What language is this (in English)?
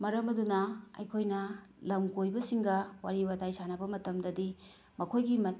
Manipuri